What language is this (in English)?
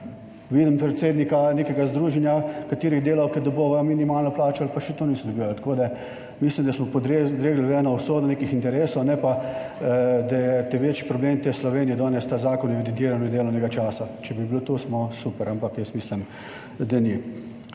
Slovenian